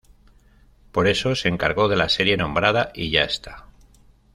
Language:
Spanish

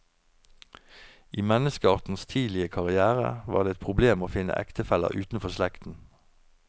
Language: Norwegian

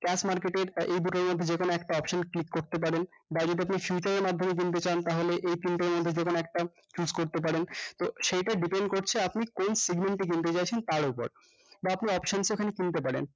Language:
Bangla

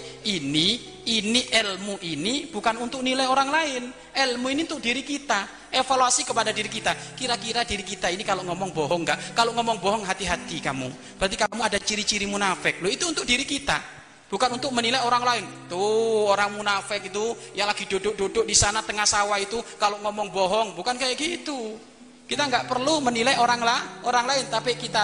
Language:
Indonesian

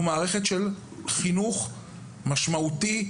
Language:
Hebrew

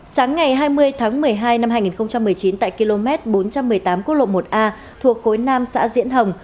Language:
Vietnamese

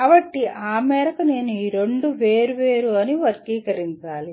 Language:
Telugu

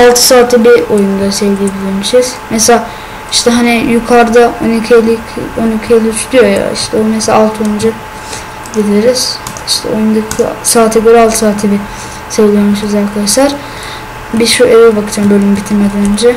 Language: Turkish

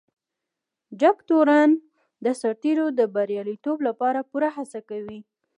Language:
Pashto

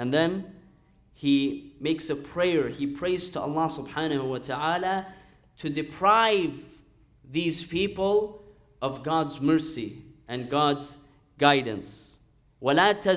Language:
English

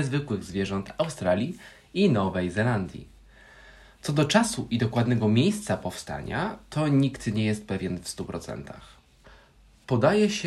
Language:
Polish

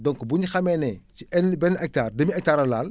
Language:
Wolof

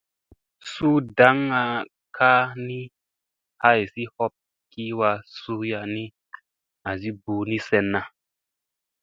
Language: Musey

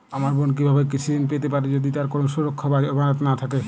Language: Bangla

